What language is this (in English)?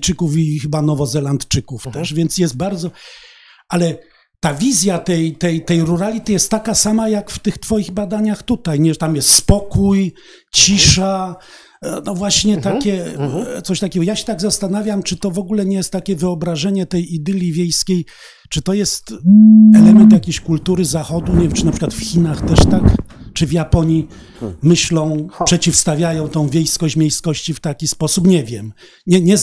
Polish